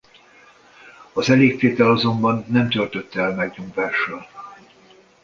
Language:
Hungarian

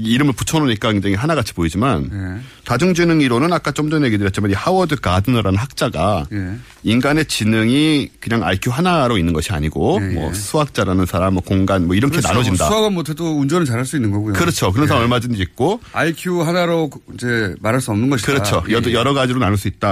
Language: Korean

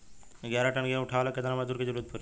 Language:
Bhojpuri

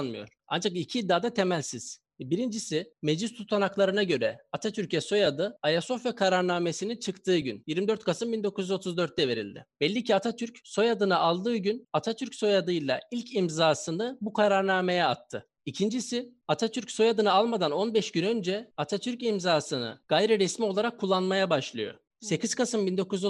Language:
Turkish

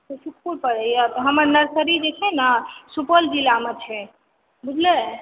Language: Maithili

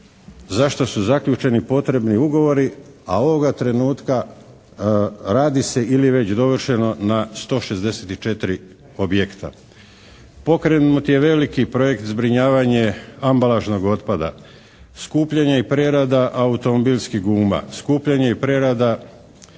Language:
Croatian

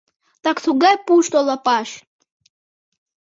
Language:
Mari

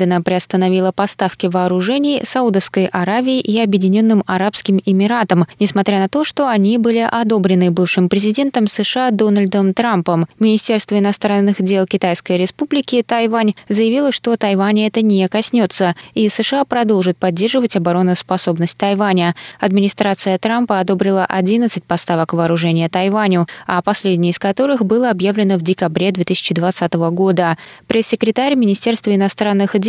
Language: Russian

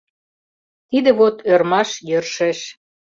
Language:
Mari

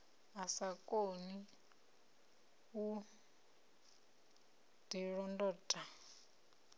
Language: Venda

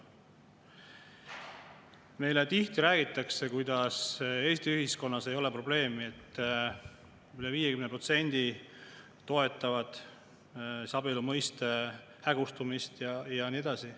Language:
Estonian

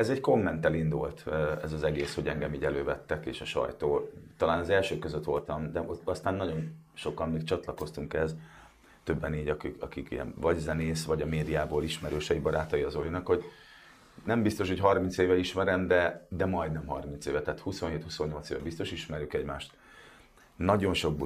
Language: Hungarian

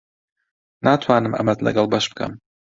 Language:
Central Kurdish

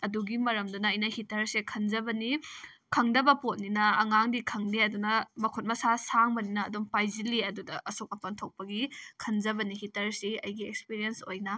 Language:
Manipuri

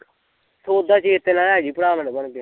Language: Punjabi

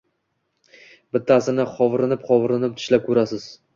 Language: Uzbek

